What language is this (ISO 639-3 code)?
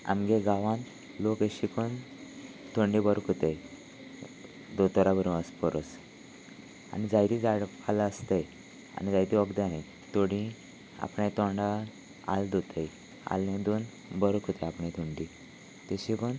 kok